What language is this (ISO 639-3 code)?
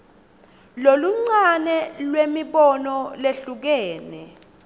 ssw